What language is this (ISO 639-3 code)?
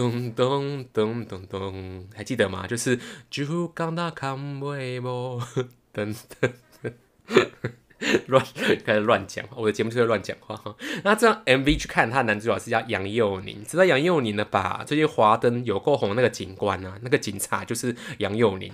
zho